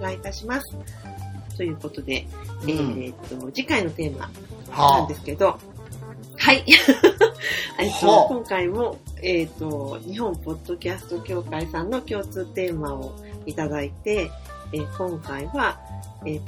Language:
Japanese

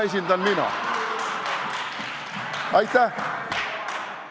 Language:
Estonian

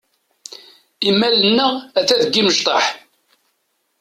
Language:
Kabyle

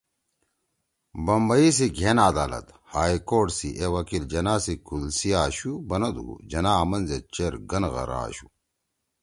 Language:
Torwali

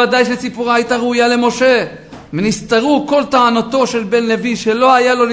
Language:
Hebrew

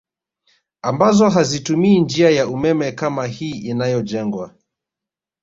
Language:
Swahili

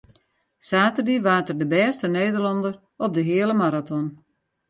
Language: Western Frisian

